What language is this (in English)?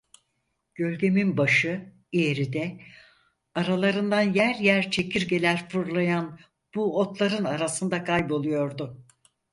Turkish